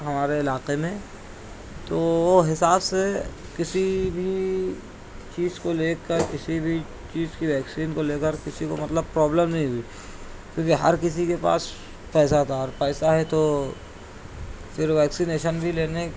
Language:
Urdu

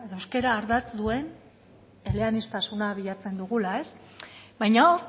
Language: Basque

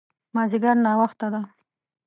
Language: Pashto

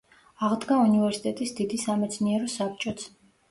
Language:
Georgian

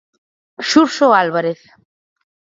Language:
Galician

